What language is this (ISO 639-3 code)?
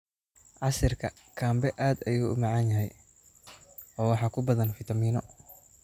som